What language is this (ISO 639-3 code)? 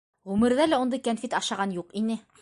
bak